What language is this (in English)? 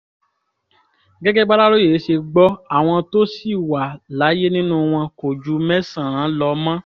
Yoruba